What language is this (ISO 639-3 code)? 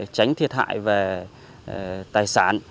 vie